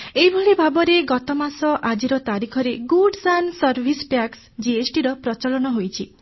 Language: Odia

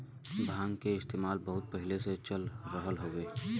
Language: Bhojpuri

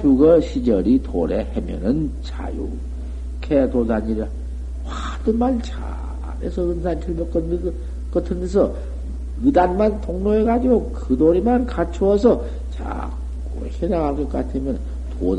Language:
Korean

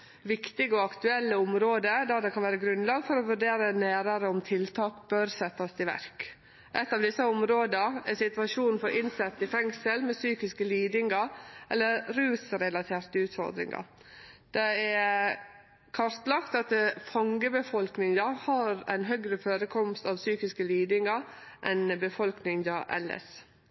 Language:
Norwegian Nynorsk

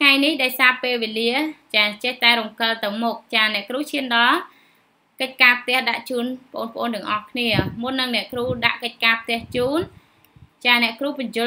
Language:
Vietnamese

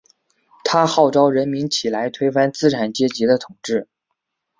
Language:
Chinese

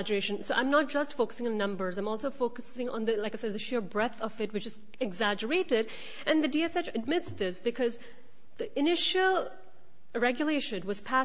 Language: English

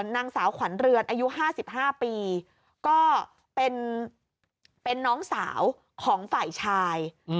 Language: Thai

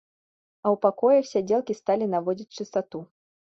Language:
Belarusian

